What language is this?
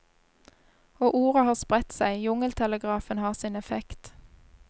Norwegian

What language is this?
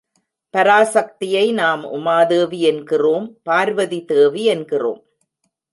Tamil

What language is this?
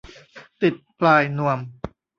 Thai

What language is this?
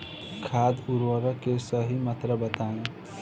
Bhojpuri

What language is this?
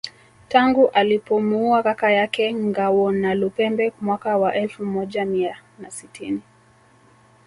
Swahili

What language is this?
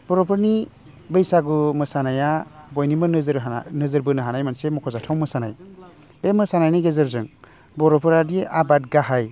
Bodo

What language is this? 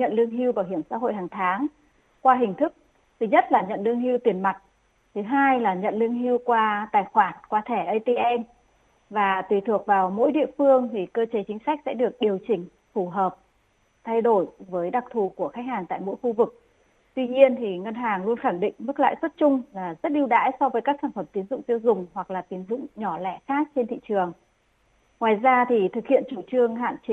Vietnamese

